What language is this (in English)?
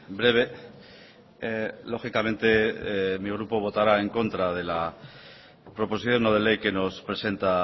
Spanish